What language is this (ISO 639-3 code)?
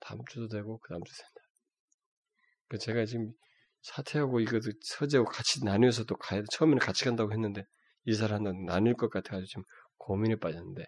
kor